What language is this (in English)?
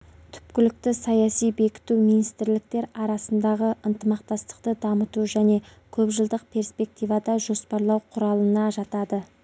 Kazakh